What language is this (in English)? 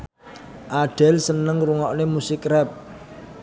Javanese